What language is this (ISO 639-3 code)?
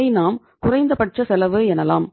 tam